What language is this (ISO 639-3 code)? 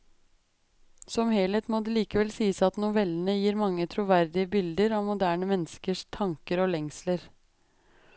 nor